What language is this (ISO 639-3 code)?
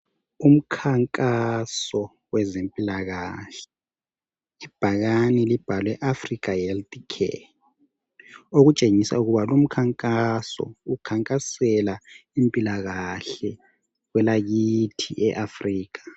nde